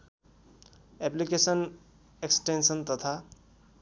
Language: Nepali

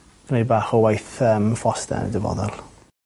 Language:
Welsh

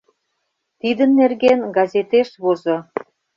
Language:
Mari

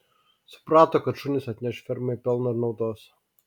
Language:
Lithuanian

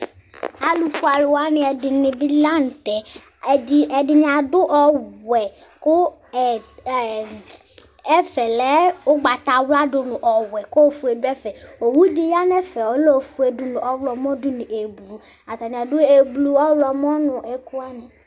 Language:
Ikposo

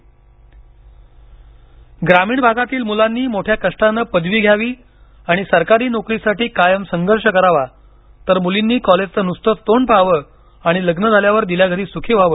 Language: Marathi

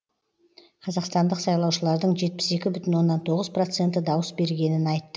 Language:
Kazakh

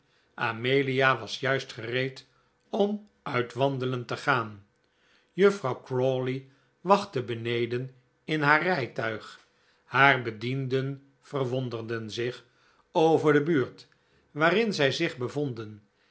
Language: Dutch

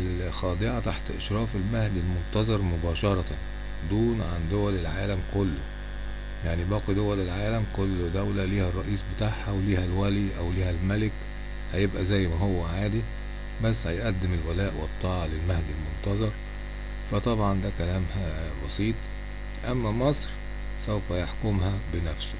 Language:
Arabic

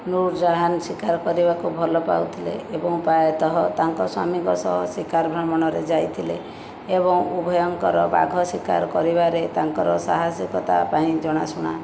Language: Odia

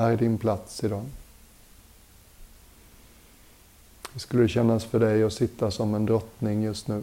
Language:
Swedish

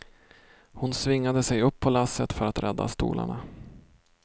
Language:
Swedish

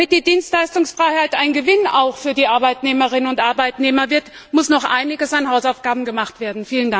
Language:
German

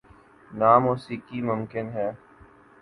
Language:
Urdu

